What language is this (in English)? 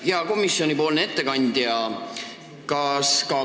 Estonian